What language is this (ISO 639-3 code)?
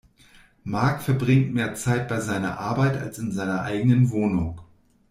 deu